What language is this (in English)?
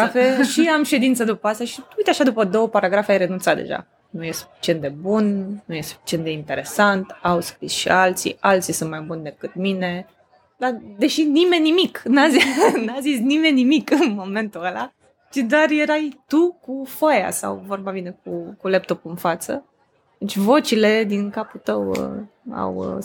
Romanian